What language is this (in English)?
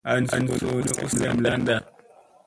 Musey